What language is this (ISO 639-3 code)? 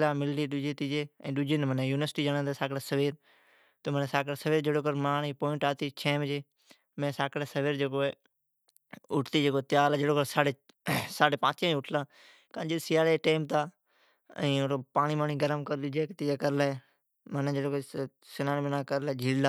odk